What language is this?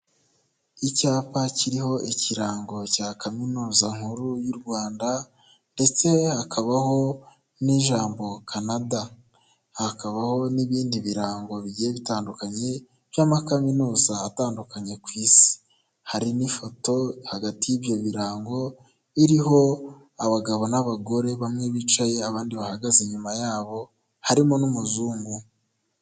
Kinyarwanda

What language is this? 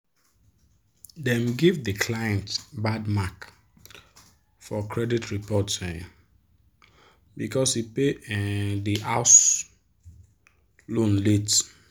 Nigerian Pidgin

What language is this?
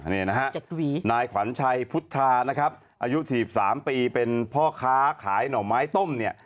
Thai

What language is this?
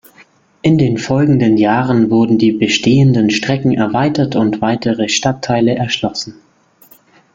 German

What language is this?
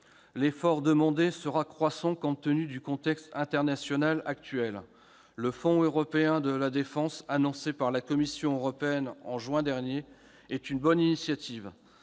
French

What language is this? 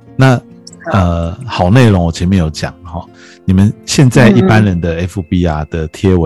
Chinese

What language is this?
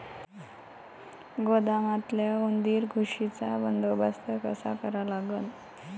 Marathi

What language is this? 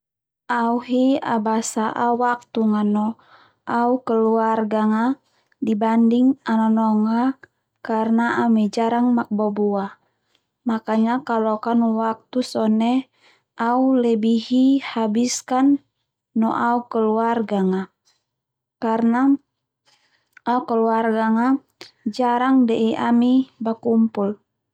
Termanu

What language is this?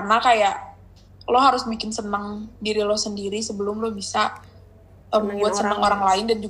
Indonesian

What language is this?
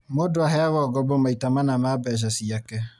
Kikuyu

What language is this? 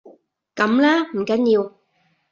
Cantonese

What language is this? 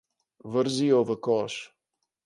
Slovenian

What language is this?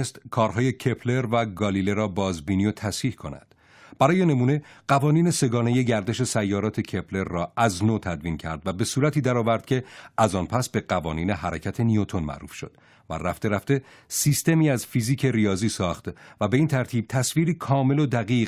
Persian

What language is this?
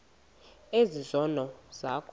Xhosa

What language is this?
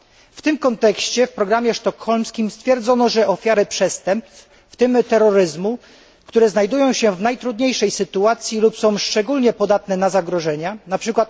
Polish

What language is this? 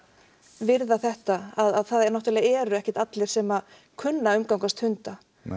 Icelandic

